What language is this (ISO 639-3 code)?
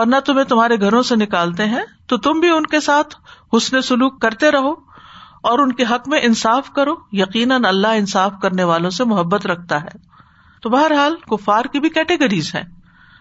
urd